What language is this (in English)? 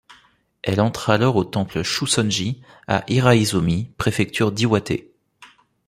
French